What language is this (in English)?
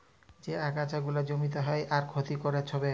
Bangla